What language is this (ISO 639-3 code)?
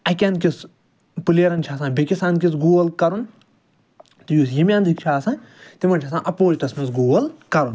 kas